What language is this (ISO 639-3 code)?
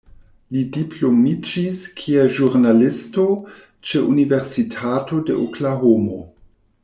epo